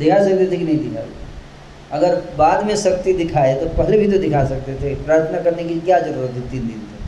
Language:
Hindi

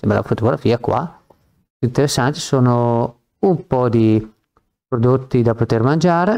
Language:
Italian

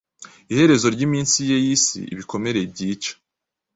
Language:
Kinyarwanda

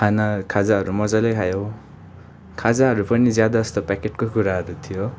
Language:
Nepali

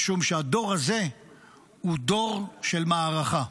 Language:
Hebrew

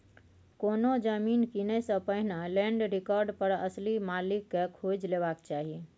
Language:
Maithili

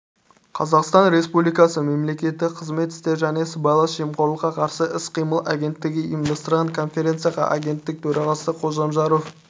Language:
Kazakh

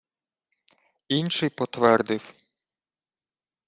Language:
Ukrainian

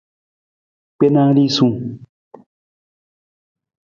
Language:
Nawdm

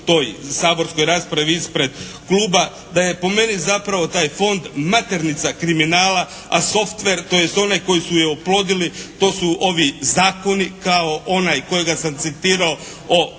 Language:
Croatian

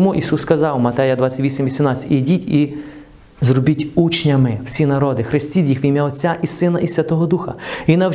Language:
Ukrainian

